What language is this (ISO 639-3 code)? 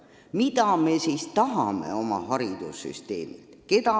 est